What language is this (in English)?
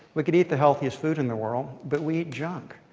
English